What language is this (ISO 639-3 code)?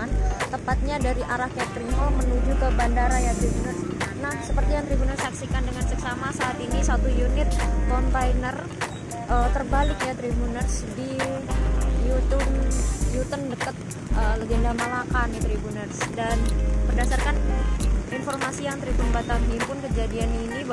ind